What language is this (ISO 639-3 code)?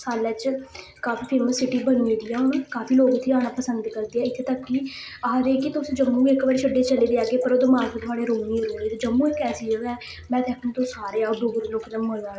doi